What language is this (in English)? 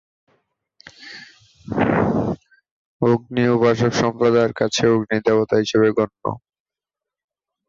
Bangla